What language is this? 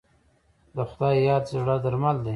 Pashto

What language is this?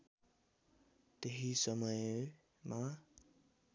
Nepali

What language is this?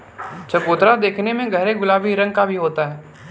Hindi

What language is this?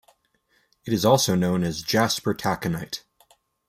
English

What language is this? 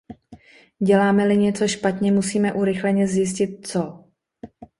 Czech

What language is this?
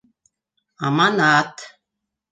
Bashkir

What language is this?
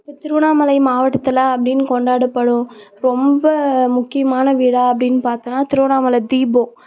Tamil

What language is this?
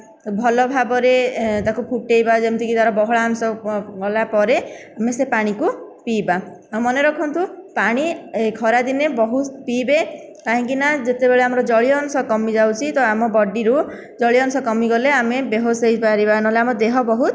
Odia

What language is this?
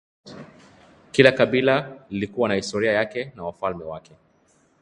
Swahili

